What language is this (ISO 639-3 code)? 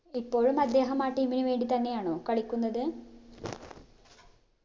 mal